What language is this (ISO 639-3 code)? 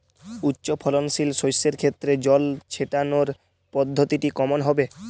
ben